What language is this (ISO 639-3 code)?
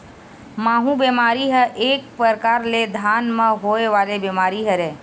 hne